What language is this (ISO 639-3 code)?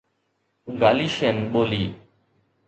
snd